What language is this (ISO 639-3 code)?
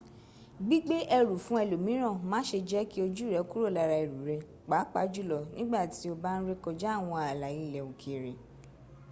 yor